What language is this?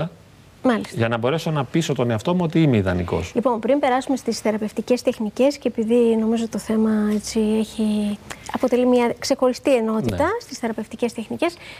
Greek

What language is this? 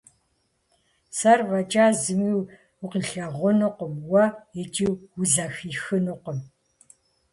Kabardian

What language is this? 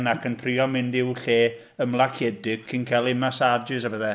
Welsh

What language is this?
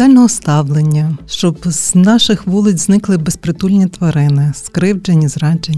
Ukrainian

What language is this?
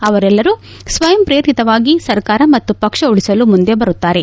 Kannada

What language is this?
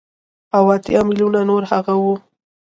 Pashto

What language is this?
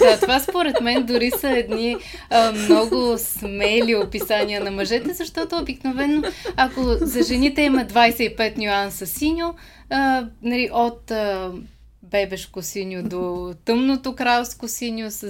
Bulgarian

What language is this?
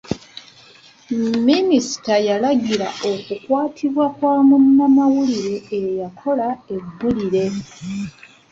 Ganda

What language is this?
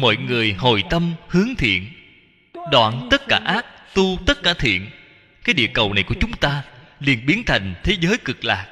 Vietnamese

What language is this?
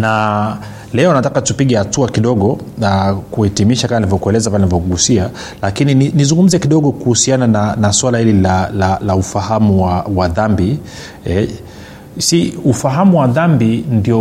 Swahili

